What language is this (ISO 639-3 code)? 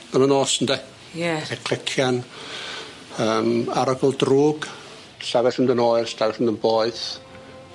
cym